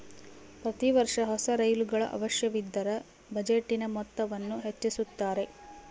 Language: Kannada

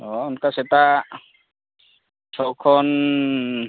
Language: Santali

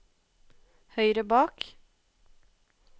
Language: Norwegian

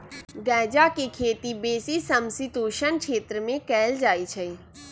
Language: Magahi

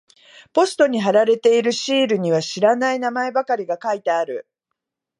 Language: Japanese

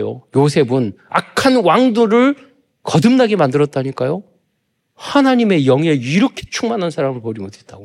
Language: Korean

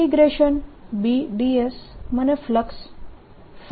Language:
Gujarati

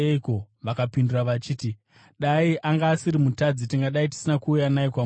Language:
Shona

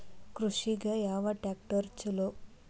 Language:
Kannada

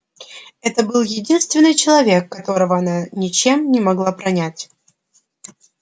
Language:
Russian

